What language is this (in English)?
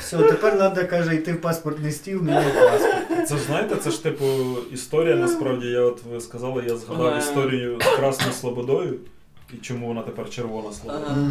Ukrainian